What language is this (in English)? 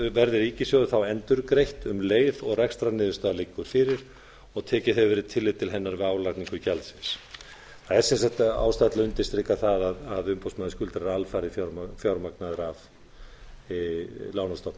Icelandic